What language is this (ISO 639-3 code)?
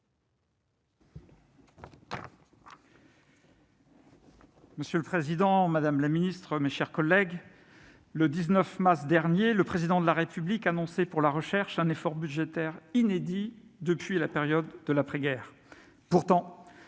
fra